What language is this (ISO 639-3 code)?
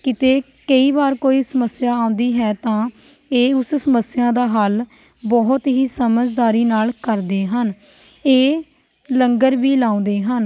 pan